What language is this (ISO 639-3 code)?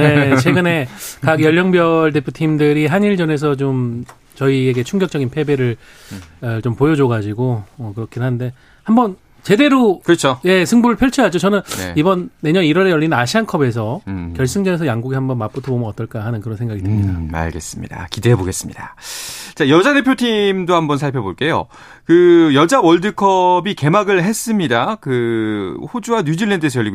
kor